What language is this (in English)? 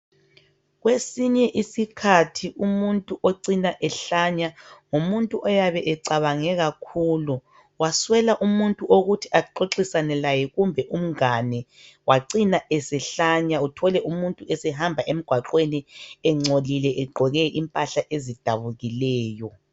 North Ndebele